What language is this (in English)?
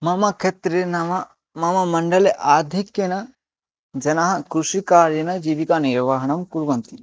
Sanskrit